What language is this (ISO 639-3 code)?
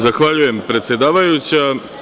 srp